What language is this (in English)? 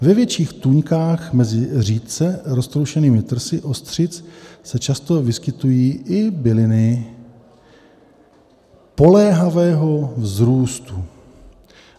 Czech